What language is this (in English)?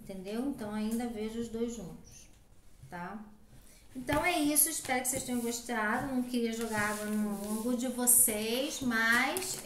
Portuguese